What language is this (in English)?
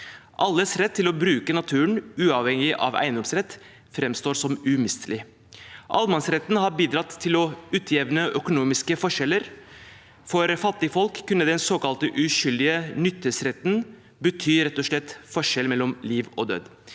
Norwegian